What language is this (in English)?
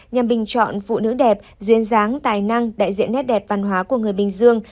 Vietnamese